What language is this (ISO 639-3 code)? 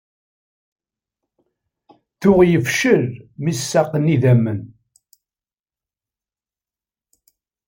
kab